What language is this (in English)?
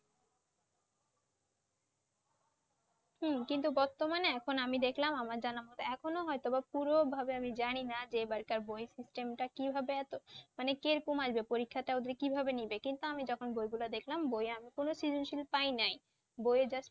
Bangla